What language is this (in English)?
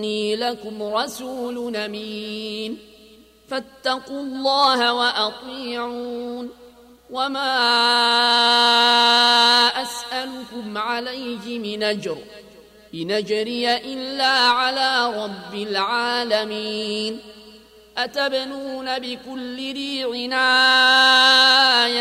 Arabic